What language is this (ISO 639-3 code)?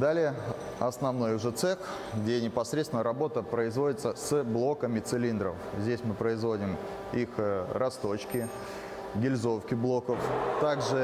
rus